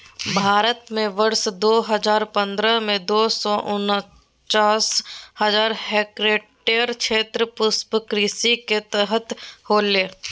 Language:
Magahi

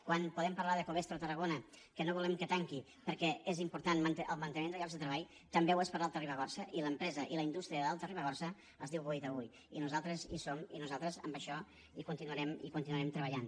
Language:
Catalan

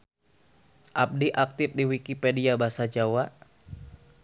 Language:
Sundanese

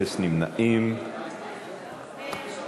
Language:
Hebrew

